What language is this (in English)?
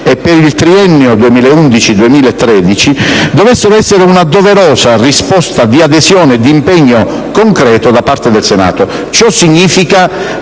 Italian